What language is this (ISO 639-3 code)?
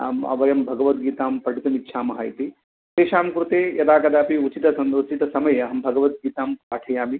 san